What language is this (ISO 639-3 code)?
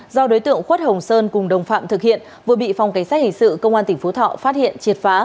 vie